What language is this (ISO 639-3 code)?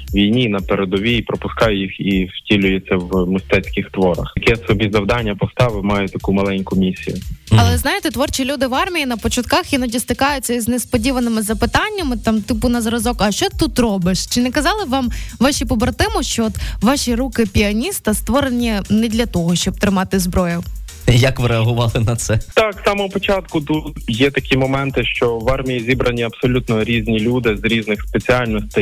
ukr